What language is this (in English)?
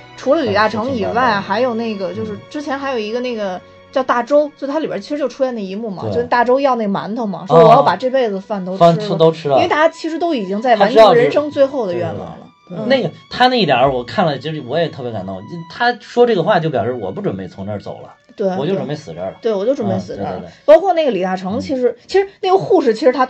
Chinese